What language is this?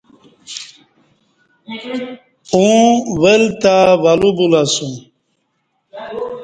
Kati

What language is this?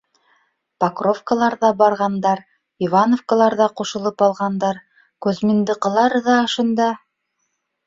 Bashkir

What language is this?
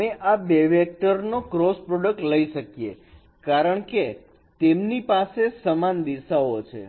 Gujarati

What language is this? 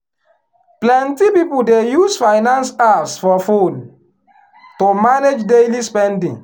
Nigerian Pidgin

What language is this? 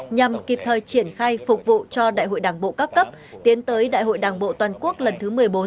Vietnamese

